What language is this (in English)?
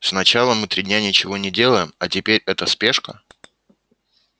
Russian